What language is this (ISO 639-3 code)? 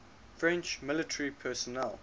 eng